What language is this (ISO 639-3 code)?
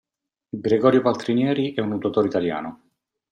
ita